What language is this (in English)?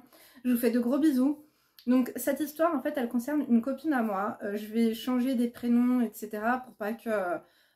French